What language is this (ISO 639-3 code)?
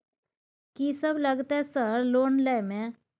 mai